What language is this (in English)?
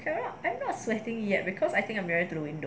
English